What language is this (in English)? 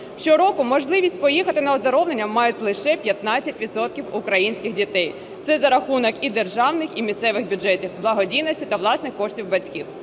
Ukrainian